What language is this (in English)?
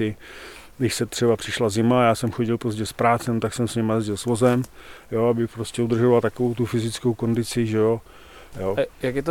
Czech